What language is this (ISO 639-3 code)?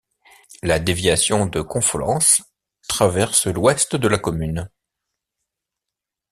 fra